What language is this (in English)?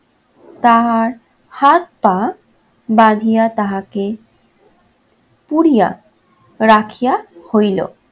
Bangla